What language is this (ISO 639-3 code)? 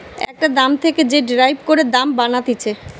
ben